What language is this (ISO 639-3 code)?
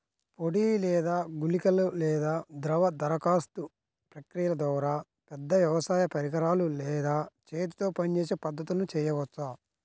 tel